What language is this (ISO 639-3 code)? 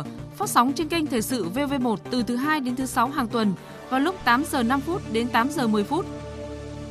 vie